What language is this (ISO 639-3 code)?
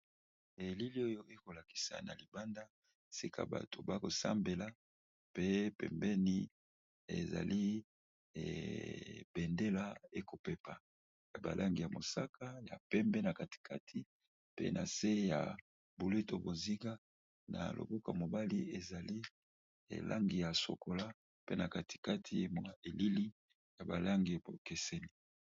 lin